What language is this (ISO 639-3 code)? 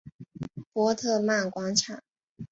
zho